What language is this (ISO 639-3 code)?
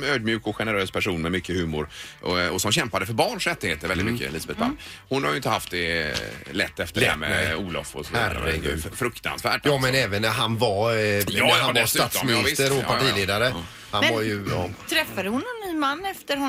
swe